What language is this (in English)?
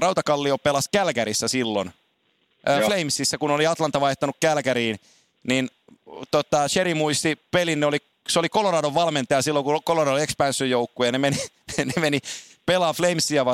Finnish